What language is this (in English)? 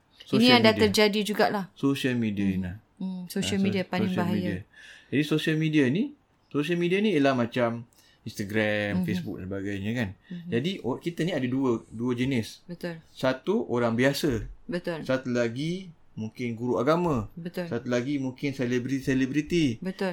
Malay